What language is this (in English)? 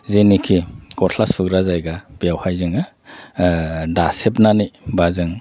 Bodo